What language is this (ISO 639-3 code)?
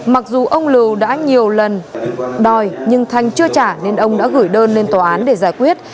vie